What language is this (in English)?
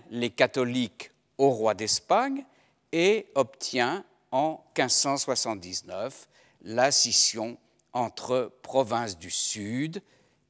French